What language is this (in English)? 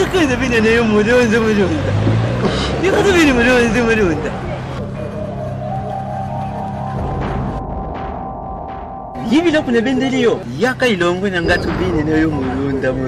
Arabic